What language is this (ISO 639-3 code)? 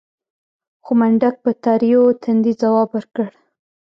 pus